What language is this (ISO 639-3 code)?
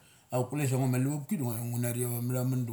gcc